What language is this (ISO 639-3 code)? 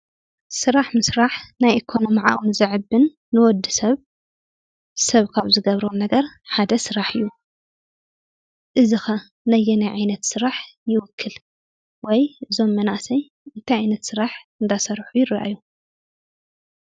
tir